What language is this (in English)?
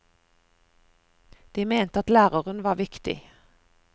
Norwegian